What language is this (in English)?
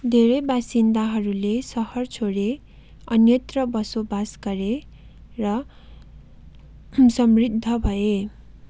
Nepali